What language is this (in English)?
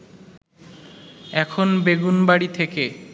Bangla